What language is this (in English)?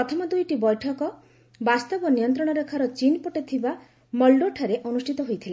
Odia